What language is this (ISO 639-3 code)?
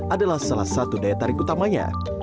ind